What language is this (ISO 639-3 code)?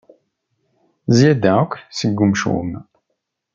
kab